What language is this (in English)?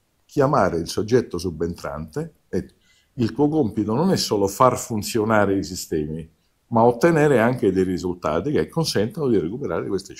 Italian